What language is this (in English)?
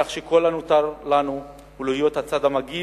Hebrew